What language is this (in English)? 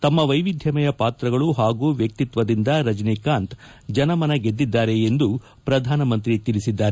Kannada